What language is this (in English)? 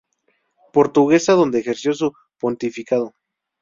Spanish